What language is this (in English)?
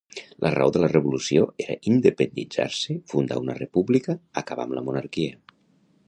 Catalan